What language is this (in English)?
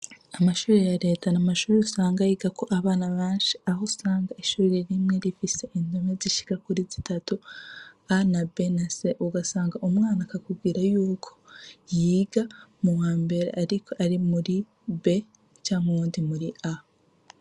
Rundi